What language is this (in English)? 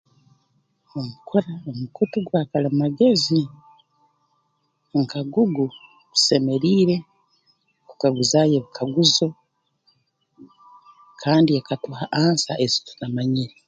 Tooro